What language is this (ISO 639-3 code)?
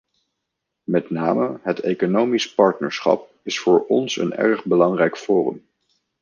nld